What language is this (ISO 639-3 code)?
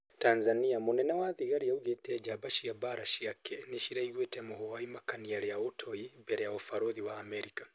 kik